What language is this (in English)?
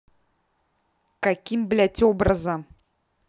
Russian